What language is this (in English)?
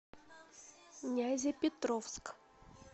Russian